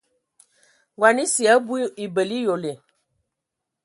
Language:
Ewondo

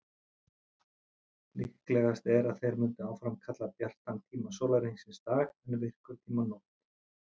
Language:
Icelandic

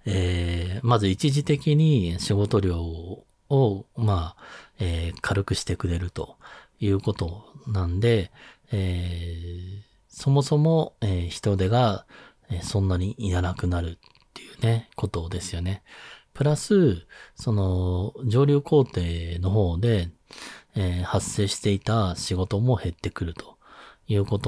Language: Japanese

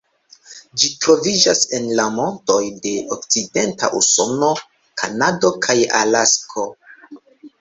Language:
Esperanto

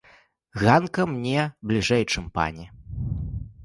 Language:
Belarusian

